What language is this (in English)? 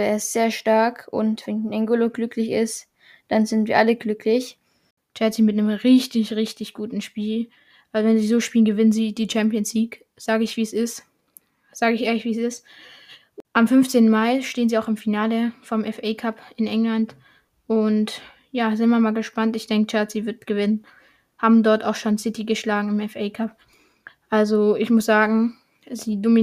German